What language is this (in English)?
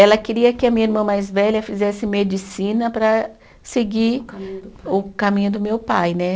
Portuguese